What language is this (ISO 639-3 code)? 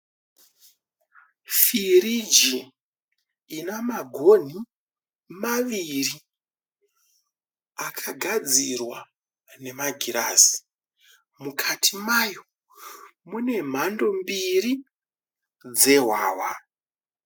sna